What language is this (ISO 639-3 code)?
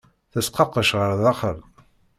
kab